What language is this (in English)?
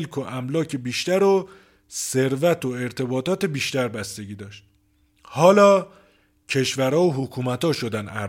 Persian